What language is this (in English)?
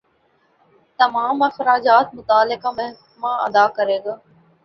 Urdu